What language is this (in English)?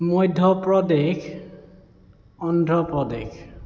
Assamese